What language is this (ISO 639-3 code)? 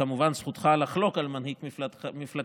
heb